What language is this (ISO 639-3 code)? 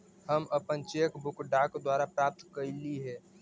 mag